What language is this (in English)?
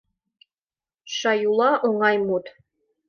Mari